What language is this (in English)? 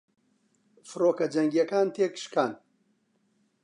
Central Kurdish